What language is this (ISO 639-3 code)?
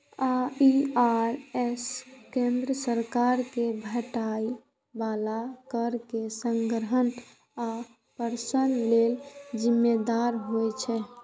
mai